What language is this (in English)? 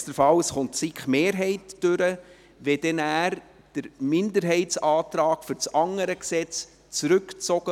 Swiss German